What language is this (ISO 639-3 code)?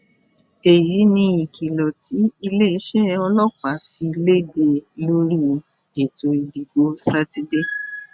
yor